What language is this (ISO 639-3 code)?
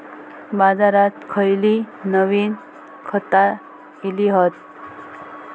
mar